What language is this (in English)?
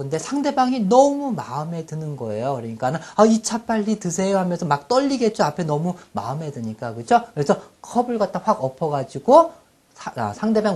Korean